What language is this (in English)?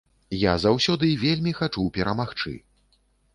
Belarusian